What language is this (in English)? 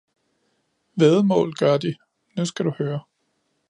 Danish